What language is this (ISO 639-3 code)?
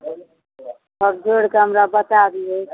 mai